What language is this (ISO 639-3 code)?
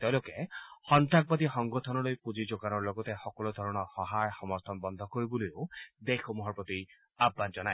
asm